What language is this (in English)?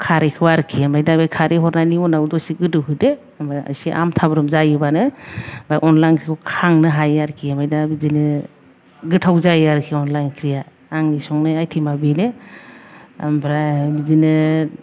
Bodo